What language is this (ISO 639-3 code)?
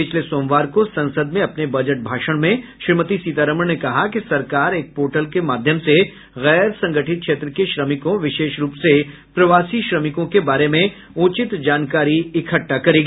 hin